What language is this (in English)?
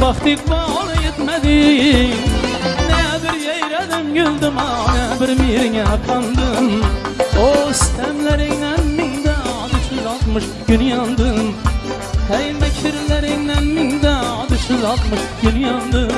Uzbek